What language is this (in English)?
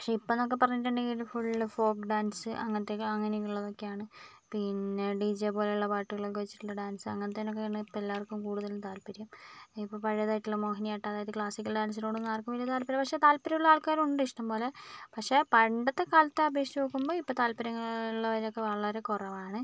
Malayalam